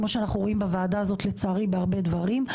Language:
Hebrew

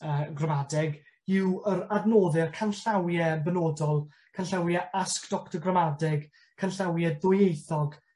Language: Welsh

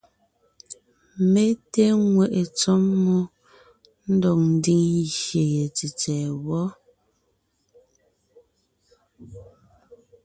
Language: Ngiemboon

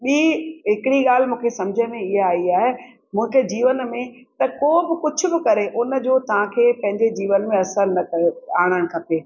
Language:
Sindhi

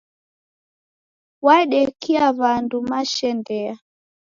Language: Taita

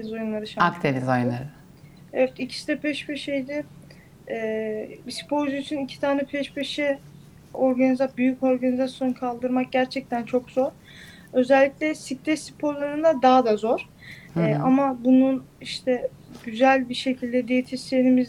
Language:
Turkish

